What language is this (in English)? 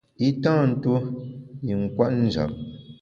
Bamun